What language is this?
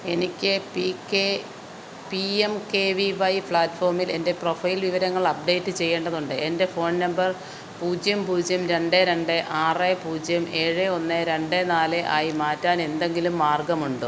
Malayalam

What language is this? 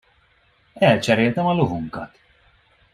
Hungarian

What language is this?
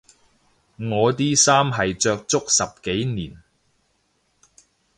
Cantonese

